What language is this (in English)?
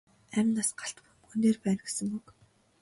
Mongolian